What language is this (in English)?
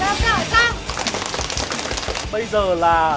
Vietnamese